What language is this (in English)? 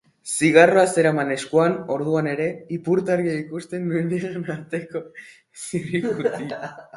Basque